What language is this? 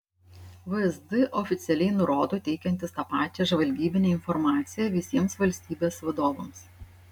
Lithuanian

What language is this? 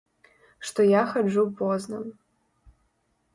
Belarusian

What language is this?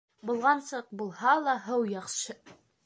Bashkir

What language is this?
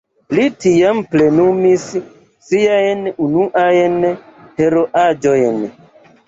Esperanto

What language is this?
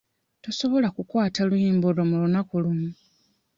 Ganda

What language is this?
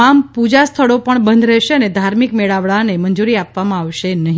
Gujarati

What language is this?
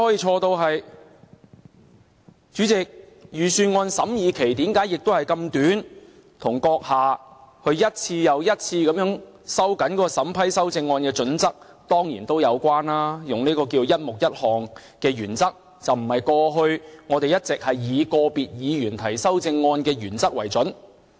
Cantonese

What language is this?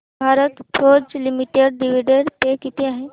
Marathi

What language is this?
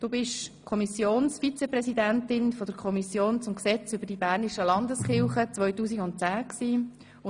Swiss German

